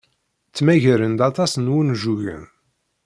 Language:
Kabyle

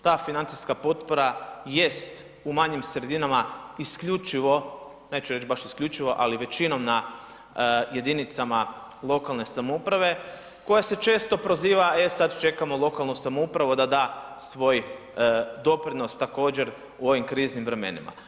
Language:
Croatian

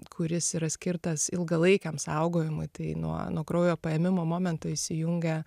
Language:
Lithuanian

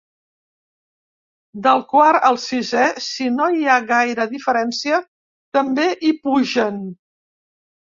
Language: Catalan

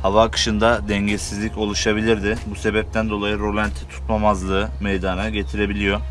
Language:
Turkish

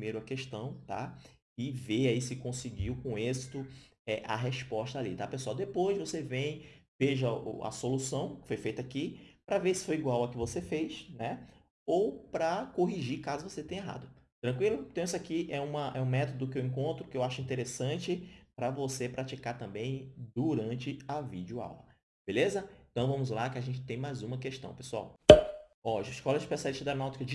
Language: Portuguese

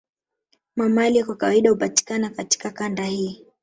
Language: Swahili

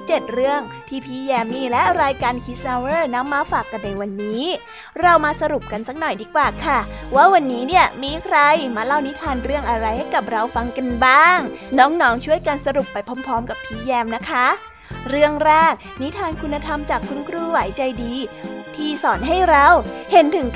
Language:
Thai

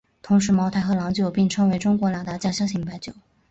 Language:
Chinese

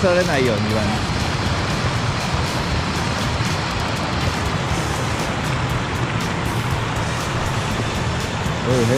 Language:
Japanese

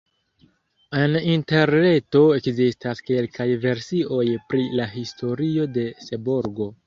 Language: Esperanto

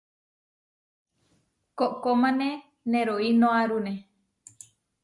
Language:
Huarijio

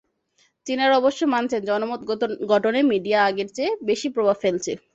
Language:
Bangla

